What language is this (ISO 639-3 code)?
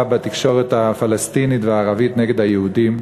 heb